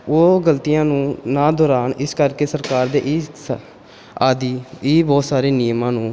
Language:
Punjabi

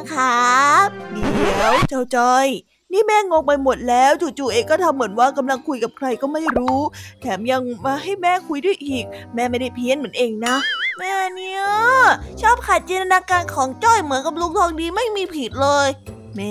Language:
Thai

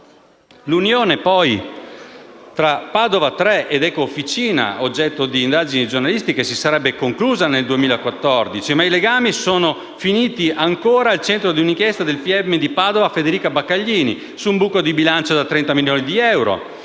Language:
Italian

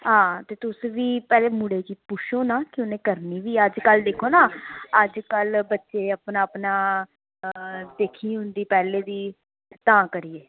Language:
Dogri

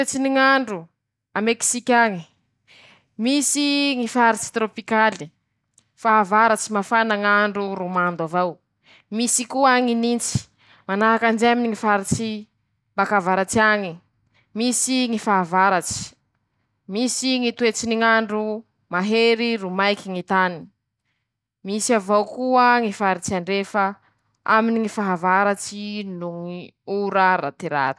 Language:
Masikoro Malagasy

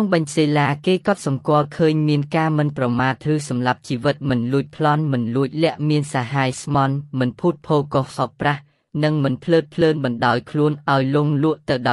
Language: Thai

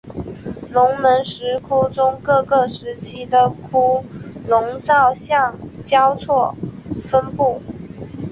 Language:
Chinese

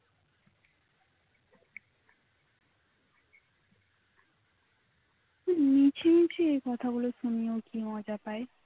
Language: Bangla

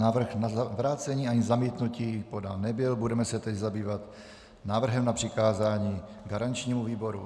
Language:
Czech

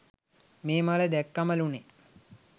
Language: Sinhala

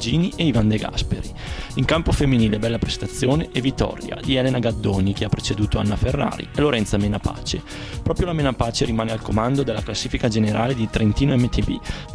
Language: Italian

